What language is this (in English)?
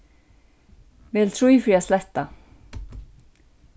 Faroese